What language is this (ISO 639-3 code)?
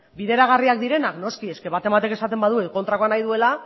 eus